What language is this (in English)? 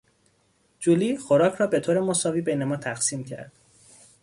Persian